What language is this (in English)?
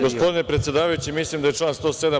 Serbian